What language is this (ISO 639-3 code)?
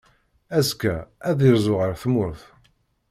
kab